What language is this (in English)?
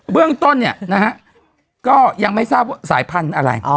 Thai